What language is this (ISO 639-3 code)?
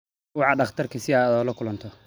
som